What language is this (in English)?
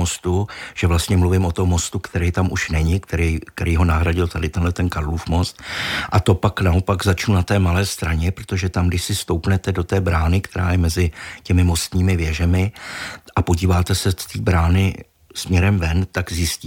Czech